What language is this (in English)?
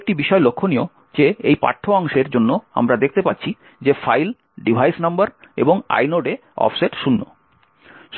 Bangla